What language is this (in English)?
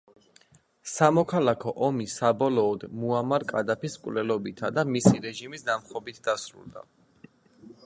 Georgian